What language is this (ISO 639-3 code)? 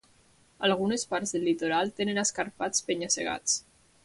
cat